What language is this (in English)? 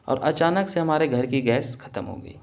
Urdu